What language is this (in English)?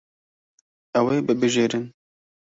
Kurdish